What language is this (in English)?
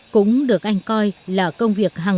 Vietnamese